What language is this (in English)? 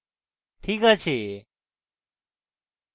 Bangla